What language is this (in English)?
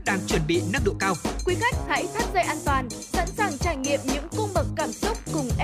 Vietnamese